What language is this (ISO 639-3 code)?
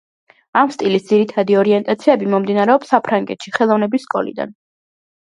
kat